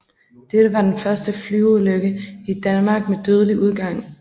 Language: Danish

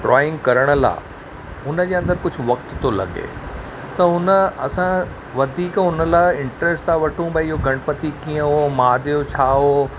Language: Sindhi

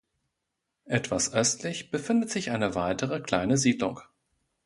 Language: German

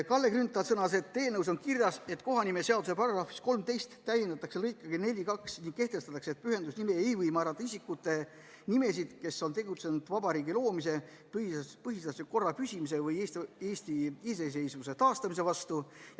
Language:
Estonian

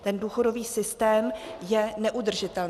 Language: Czech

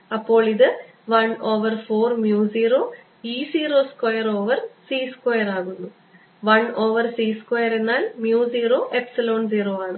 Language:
Malayalam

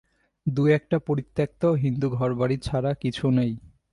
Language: Bangla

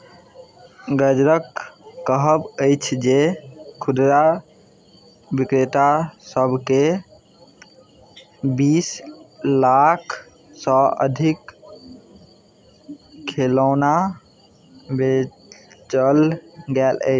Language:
Maithili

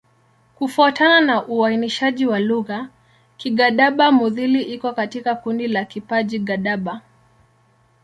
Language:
Swahili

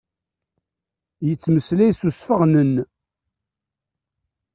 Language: Kabyle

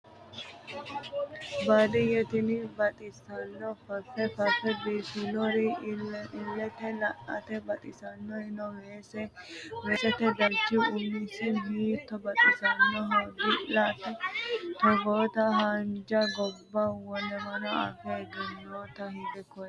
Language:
Sidamo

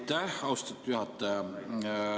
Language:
Estonian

